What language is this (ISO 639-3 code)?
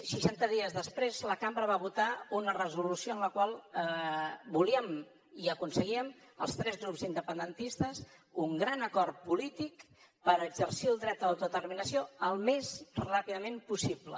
cat